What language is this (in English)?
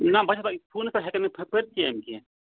Kashmiri